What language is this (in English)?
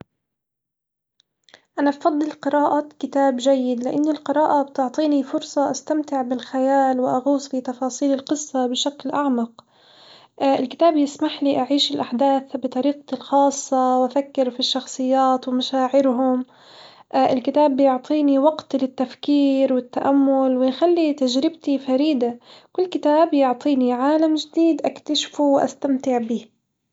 Hijazi Arabic